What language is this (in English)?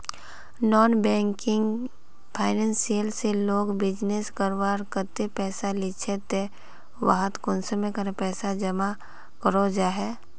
Magahi